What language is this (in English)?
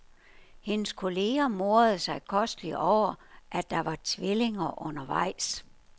Danish